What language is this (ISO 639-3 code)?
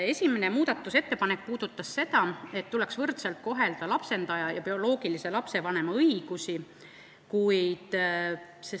est